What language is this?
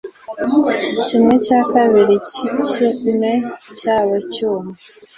Kinyarwanda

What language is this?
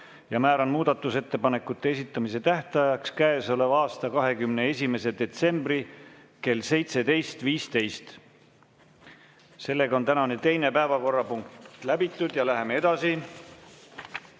Estonian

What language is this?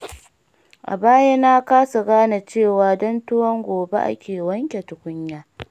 Hausa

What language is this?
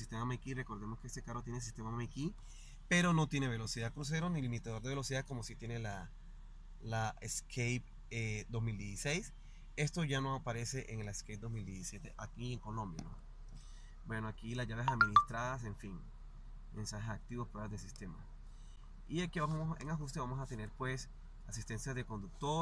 Spanish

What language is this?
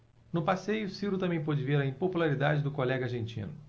Portuguese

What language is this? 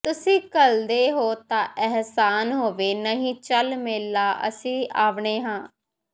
Punjabi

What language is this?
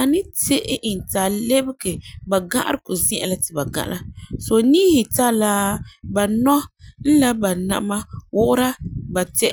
Frafra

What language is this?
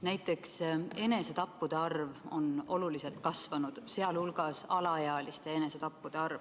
Estonian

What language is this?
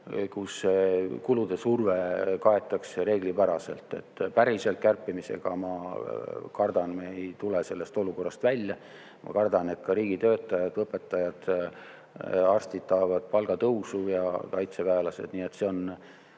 Estonian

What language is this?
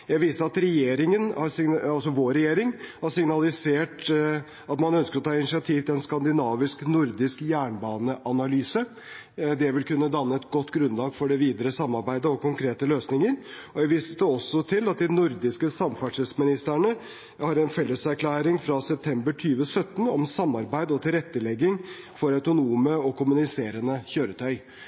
Norwegian Bokmål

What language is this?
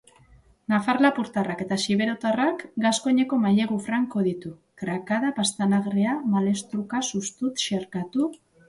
Basque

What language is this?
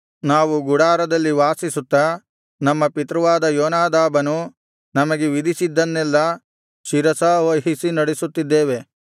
Kannada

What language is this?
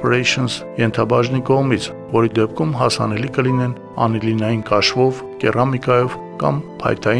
Turkish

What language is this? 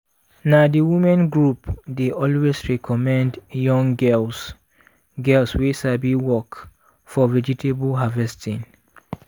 Nigerian Pidgin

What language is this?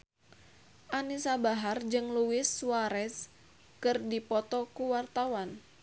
Sundanese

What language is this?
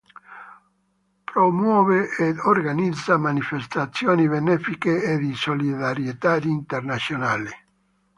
Italian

